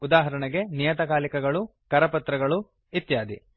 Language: Kannada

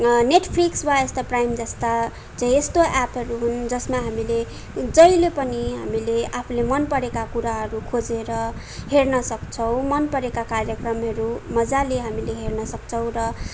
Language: Nepali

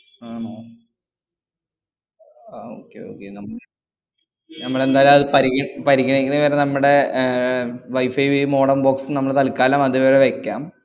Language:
Malayalam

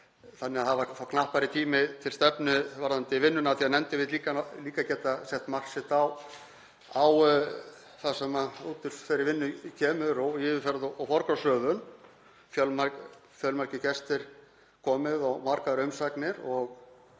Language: Icelandic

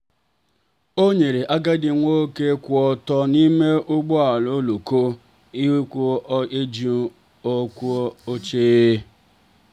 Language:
Igbo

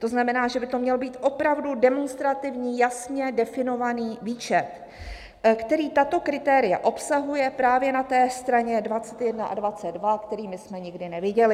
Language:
Czech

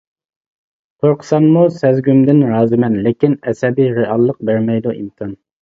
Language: Uyghur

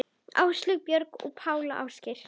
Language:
Icelandic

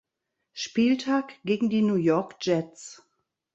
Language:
German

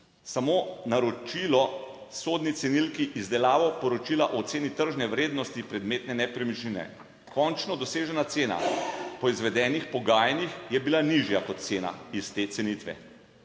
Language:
Slovenian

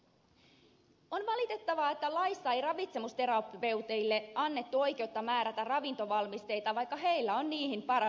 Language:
Finnish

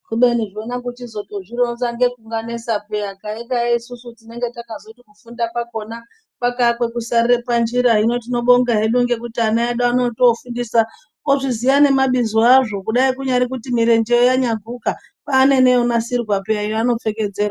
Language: Ndau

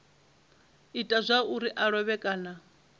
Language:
Venda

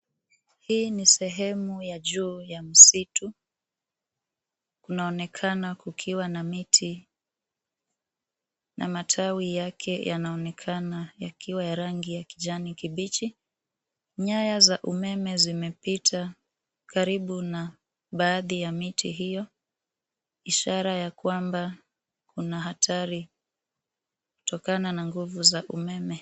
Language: Swahili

